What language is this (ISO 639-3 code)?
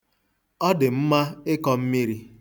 ibo